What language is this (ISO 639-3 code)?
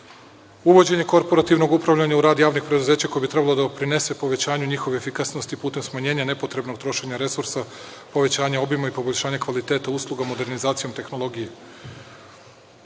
srp